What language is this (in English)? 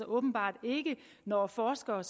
Danish